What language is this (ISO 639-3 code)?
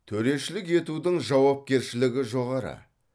kaz